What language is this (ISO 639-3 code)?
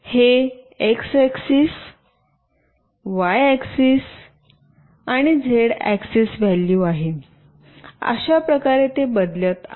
mar